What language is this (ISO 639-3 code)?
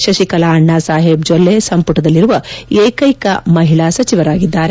kan